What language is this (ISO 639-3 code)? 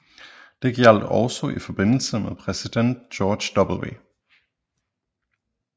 dan